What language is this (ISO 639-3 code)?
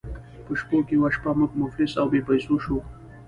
pus